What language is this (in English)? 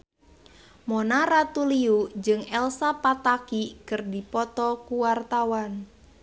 Sundanese